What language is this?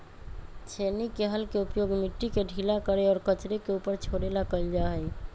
Magahi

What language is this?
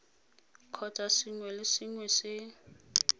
Tswana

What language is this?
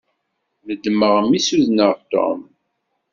Kabyle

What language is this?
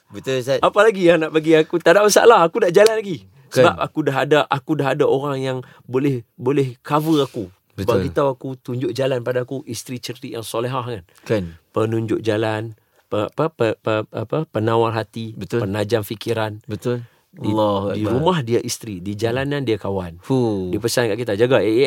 Malay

